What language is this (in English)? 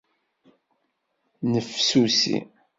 Kabyle